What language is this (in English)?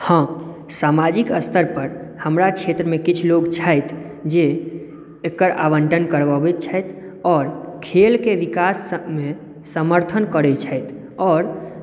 Maithili